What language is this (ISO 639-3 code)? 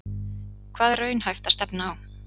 isl